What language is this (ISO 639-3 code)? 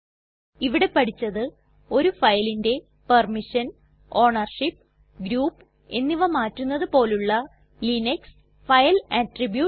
mal